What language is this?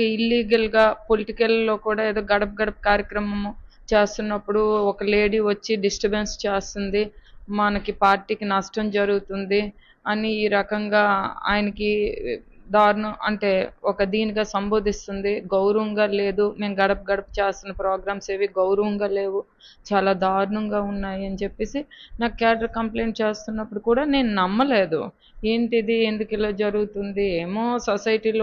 Telugu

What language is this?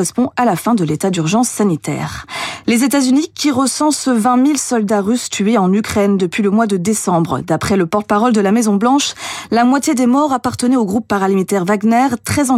French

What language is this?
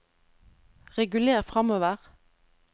Norwegian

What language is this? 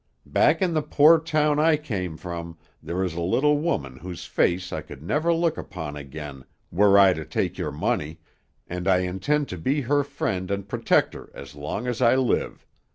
English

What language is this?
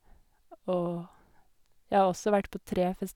Norwegian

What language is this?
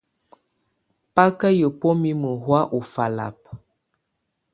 Tunen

